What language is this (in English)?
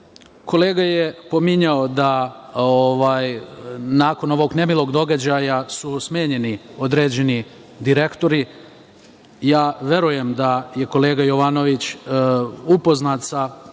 Serbian